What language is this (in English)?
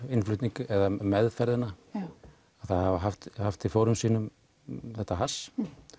Icelandic